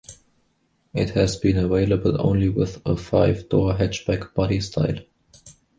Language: English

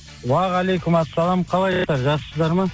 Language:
Kazakh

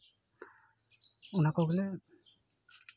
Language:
Santali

